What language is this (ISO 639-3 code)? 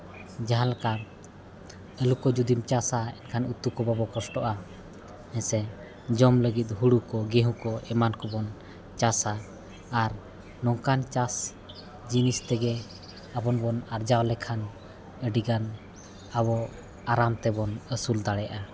sat